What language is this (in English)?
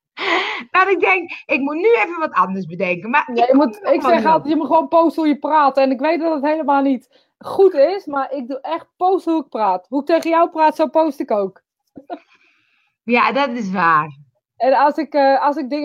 Dutch